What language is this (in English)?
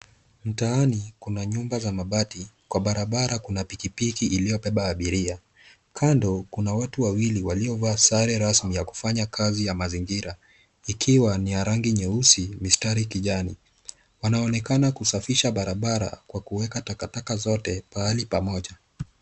Swahili